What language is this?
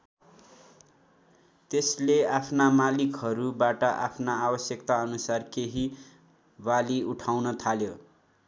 Nepali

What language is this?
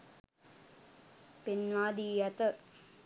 Sinhala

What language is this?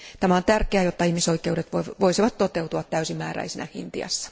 Finnish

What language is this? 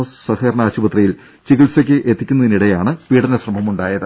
Malayalam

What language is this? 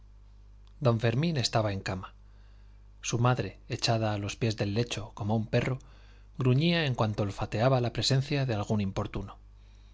Spanish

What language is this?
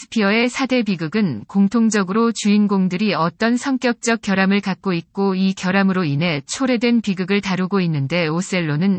Korean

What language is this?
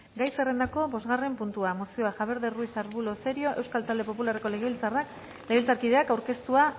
Basque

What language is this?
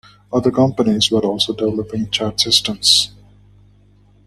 English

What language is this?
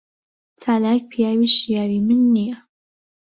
Central Kurdish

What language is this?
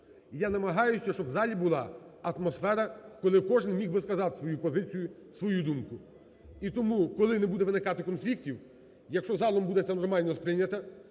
Ukrainian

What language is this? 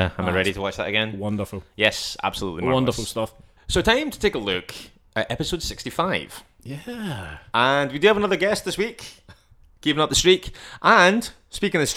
English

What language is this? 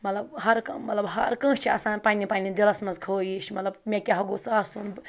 Kashmiri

